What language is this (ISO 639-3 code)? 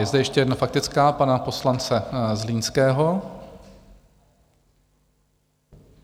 ces